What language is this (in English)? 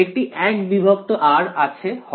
Bangla